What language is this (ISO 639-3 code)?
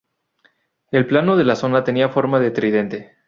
spa